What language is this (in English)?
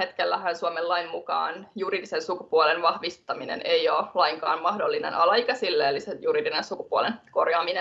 Finnish